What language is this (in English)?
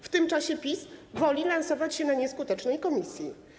Polish